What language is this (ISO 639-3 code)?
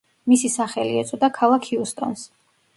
kat